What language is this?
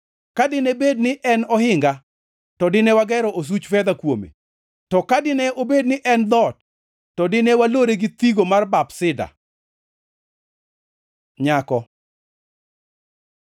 Luo (Kenya and Tanzania)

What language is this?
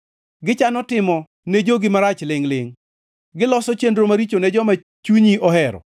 Luo (Kenya and Tanzania)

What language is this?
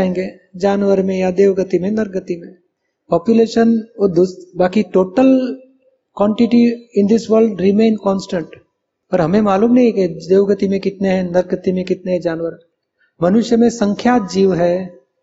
Hindi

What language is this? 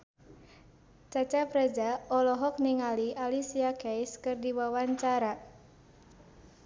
Sundanese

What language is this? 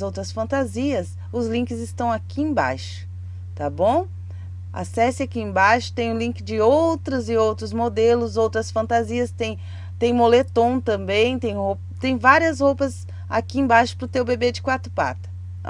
Portuguese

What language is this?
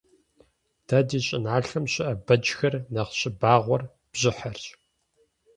Kabardian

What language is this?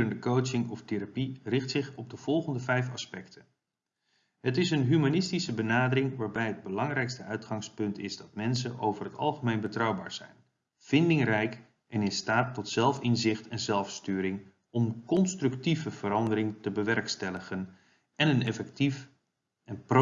Dutch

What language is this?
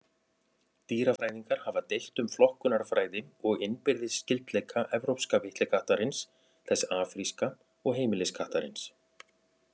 Icelandic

